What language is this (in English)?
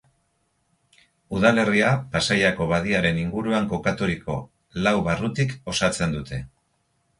Basque